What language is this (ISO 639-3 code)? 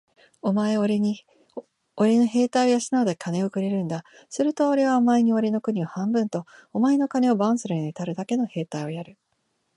jpn